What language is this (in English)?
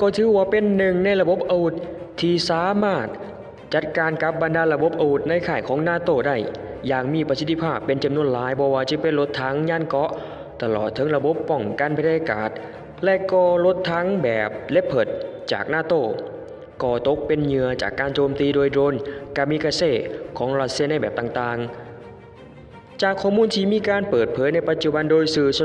Thai